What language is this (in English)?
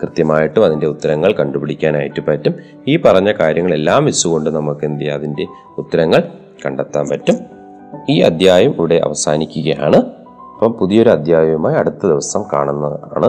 Malayalam